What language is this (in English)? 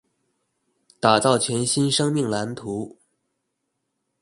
Chinese